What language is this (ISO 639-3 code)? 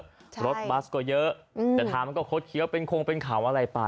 tha